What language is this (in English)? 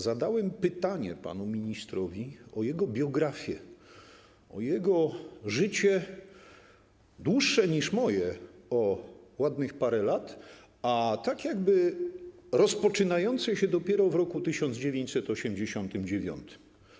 Polish